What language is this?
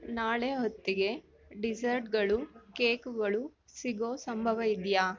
Kannada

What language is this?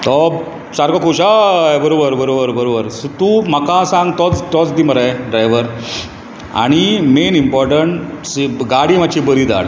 Konkani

